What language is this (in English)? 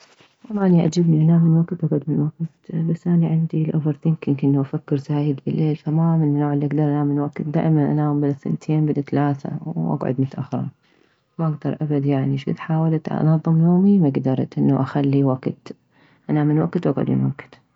Mesopotamian Arabic